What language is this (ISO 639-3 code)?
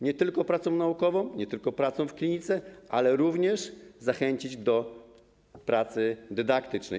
pol